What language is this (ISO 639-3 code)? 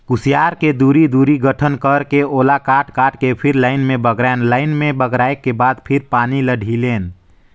hne